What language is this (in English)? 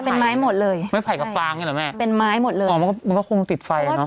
Thai